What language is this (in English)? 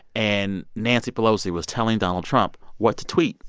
English